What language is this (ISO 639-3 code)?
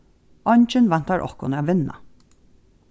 fao